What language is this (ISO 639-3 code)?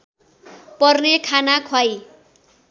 nep